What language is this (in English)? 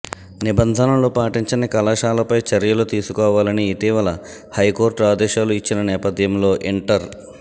Telugu